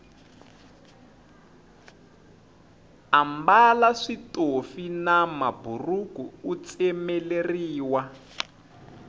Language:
Tsonga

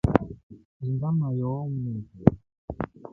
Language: Rombo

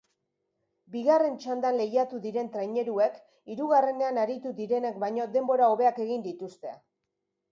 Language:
Basque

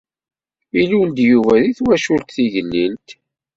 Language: Kabyle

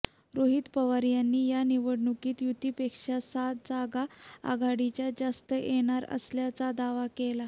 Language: Marathi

